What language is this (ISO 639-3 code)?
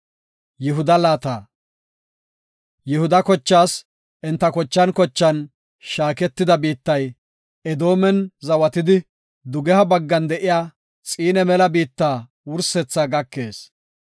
gof